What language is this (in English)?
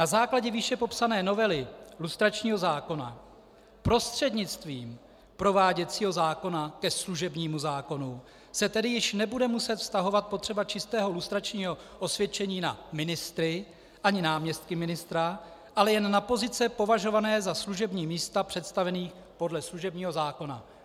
Czech